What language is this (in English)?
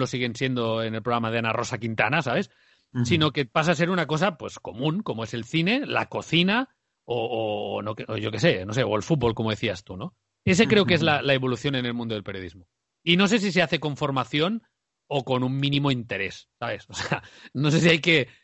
Spanish